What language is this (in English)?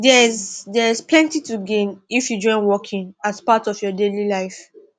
Nigerian Pidgin